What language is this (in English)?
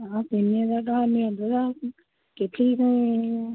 Odia